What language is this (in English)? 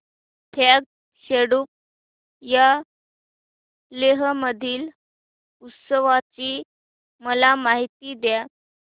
Marathi